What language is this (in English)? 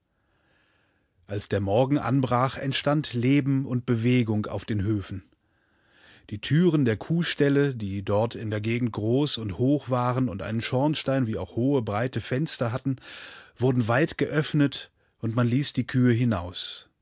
German